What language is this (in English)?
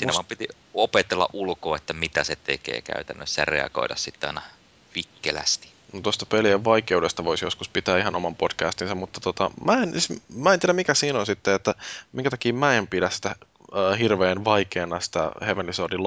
Finnish